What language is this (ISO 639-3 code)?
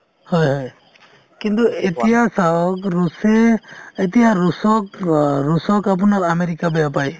asm